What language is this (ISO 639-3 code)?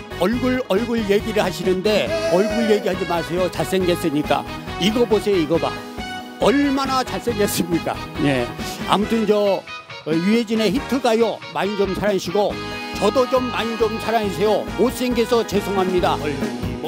kor